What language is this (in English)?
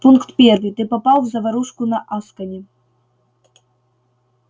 Russian